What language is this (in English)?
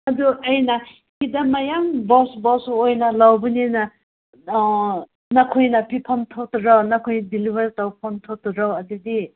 Manipuri